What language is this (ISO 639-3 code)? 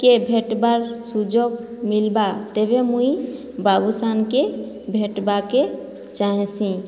ori